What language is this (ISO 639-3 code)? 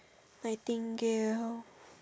eng